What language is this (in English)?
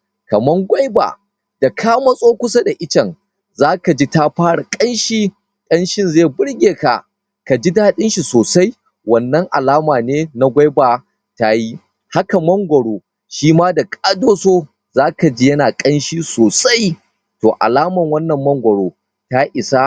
Hausa